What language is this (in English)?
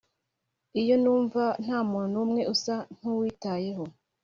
Kinyarwanda